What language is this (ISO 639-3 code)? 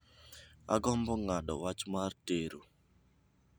luo